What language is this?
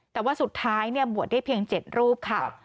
Thai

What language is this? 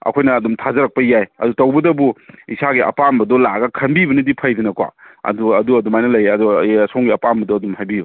Manipuri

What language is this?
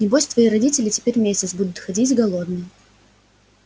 Russian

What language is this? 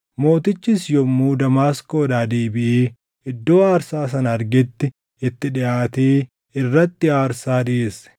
Oromo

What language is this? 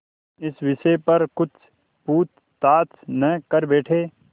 Hindi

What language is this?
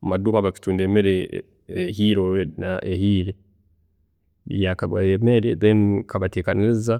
Tooro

